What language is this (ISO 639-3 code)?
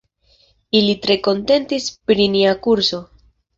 epo